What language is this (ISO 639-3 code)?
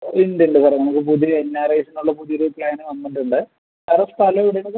mal